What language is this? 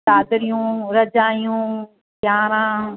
Sindhi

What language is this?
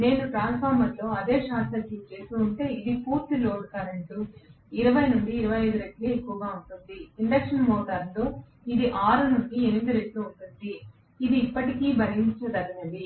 Telugu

